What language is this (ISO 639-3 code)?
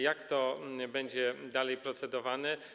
pol